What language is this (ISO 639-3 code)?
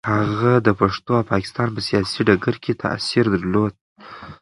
pus